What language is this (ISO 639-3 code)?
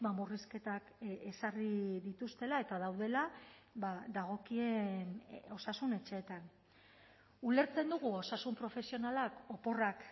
eus